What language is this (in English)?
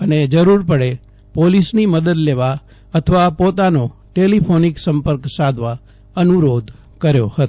Gujarati